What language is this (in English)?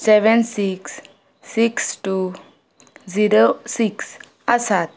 Konkani